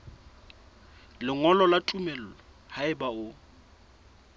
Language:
Southern Sotho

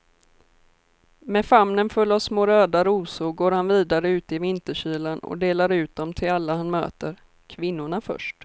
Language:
Swedish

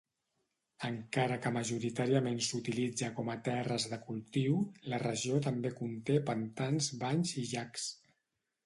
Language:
Catalan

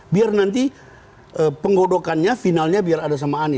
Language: Indonesian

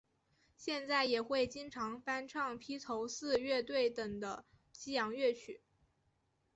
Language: Chinese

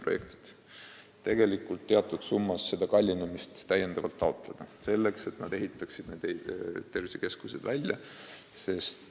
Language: Estonian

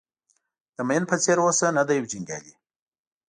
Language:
Pashto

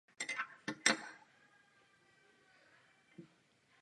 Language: Czech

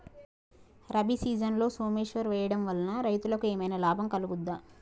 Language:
Telugu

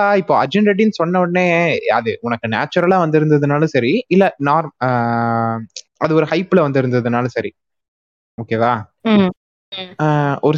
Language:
Tamil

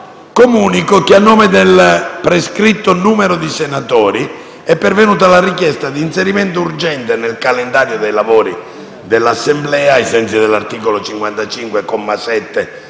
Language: Italian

